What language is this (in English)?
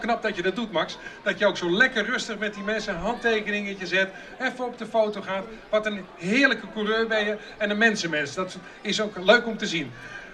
Dutch